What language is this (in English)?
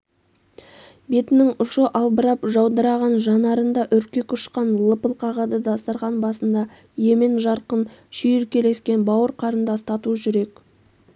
Kazakh